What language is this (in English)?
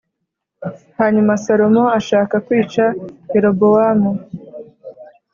Kinyarwanda